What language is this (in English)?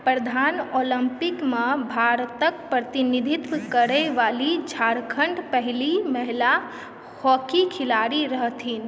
Maithili